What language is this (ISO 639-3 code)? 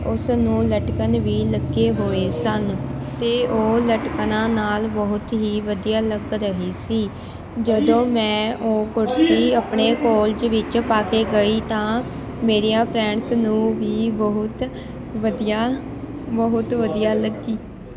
pan